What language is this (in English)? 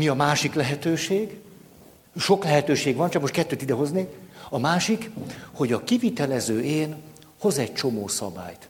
Hungarian